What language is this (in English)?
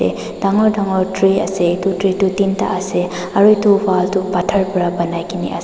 Naga Pidgin